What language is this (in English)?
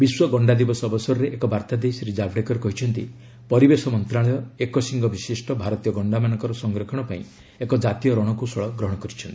Odia